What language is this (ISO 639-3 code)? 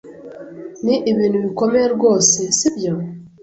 kin